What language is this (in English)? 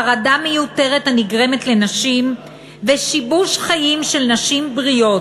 Hebrew